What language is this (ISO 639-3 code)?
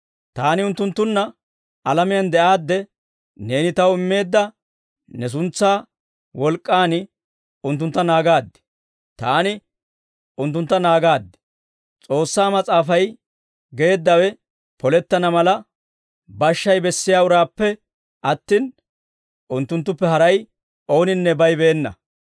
dwr